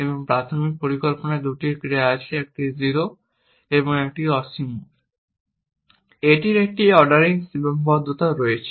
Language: Bangla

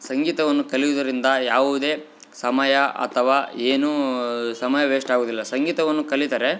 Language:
Kannada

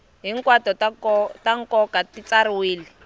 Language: Tsonga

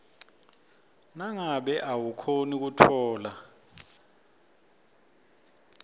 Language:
Swati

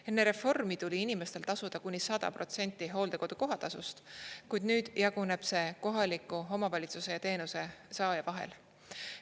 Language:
Estonian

